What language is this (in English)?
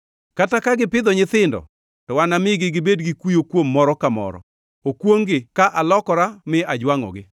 Luo (Kenya and Tanzania)